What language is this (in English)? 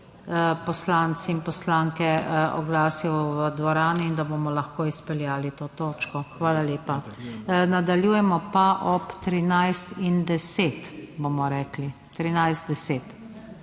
Slovenian